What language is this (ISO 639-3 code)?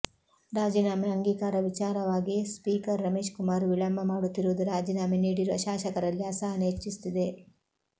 kan